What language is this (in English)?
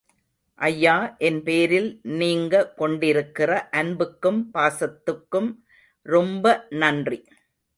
Tamil